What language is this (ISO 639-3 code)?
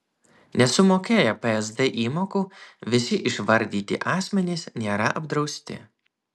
lit